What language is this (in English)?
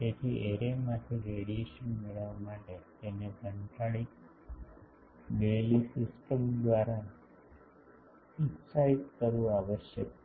Gujarati